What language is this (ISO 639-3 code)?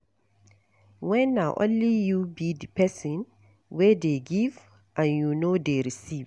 pcm